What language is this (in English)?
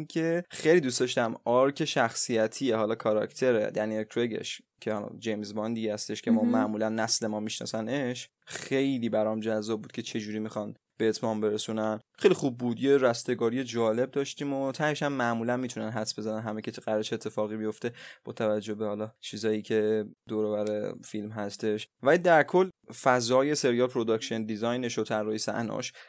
Persian